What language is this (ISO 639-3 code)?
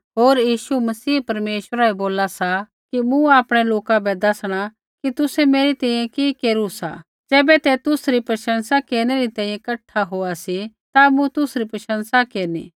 kfx